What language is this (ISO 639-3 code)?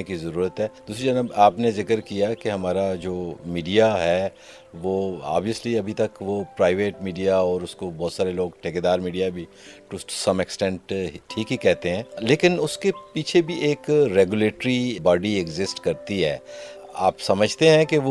urd